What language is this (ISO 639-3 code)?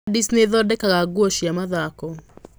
kik